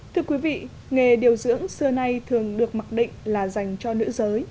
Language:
Vietnamese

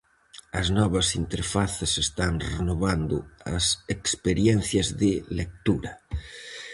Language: Galician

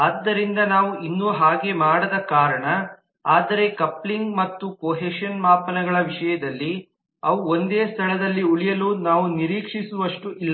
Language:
Kannada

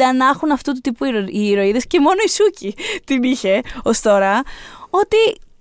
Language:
Greek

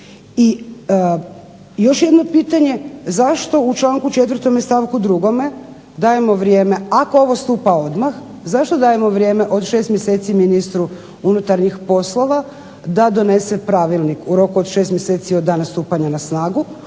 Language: Croatian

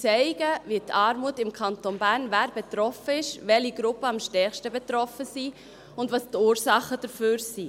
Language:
Swiss German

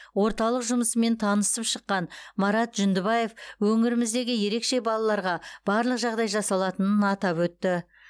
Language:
Kazakh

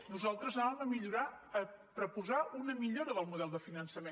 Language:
Catalan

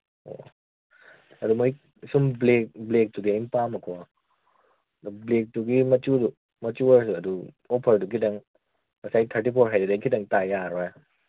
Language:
Manipuri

